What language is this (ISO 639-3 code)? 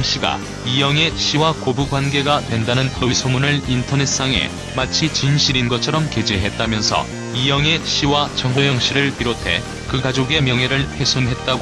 kor